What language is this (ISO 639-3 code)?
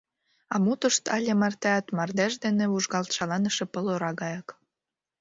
chm